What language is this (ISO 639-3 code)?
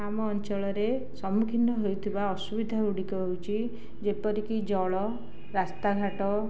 ori